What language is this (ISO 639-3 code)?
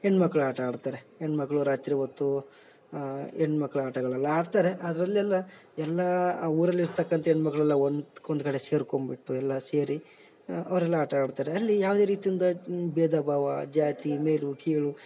kan